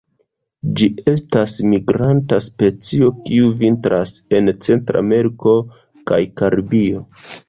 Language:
Esperanto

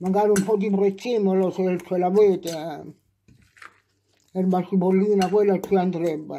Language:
Italian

